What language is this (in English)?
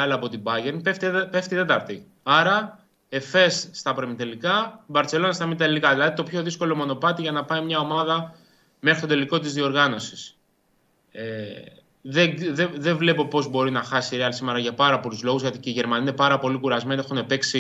Greek